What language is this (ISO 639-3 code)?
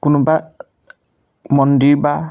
asm